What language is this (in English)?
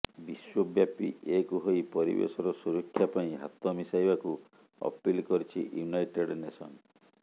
Odia